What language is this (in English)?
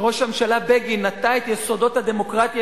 Hebrew